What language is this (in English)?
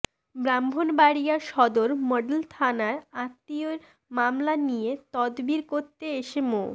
Bangla